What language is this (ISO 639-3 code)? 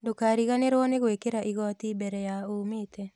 kik